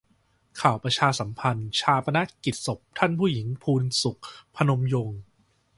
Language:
Thai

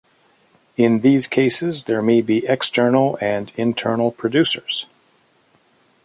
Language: English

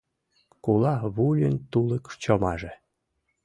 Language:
Mari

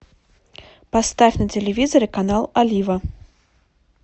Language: Russian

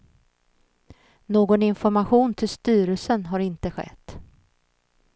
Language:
Swedish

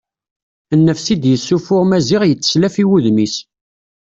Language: Kabyle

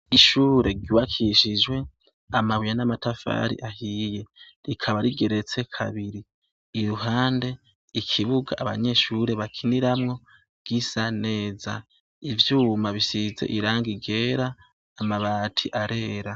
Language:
Rundi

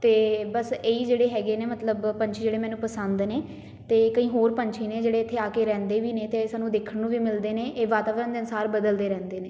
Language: Punjabi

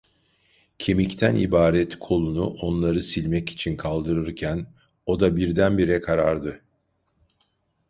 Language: Turkish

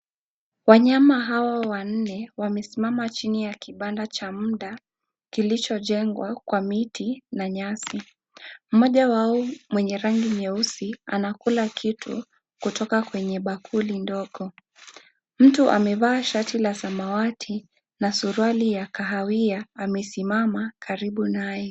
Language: Swahili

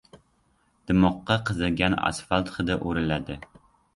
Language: Uzbek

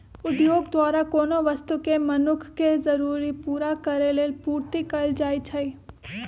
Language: Magahi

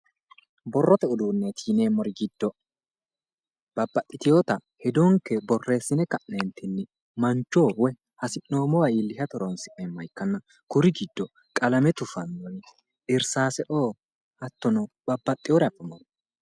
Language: Sidamo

